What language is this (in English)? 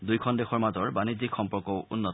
Assamese